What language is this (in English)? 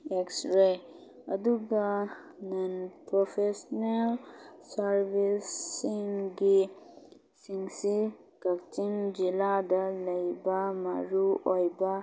Manipuri